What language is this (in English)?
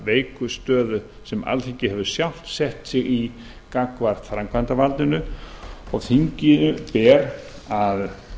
Icelandic